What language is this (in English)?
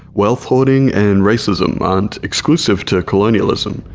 English